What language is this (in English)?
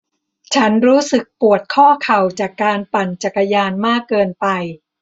Thai